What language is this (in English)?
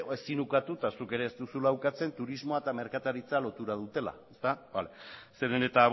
Basque